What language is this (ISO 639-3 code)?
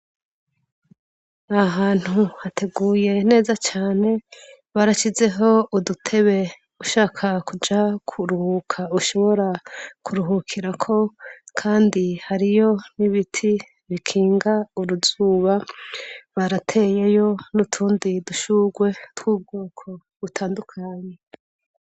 run